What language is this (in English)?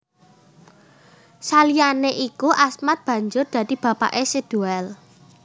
Javanese